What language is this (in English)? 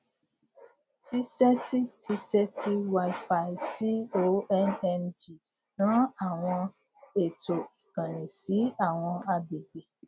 Yoruba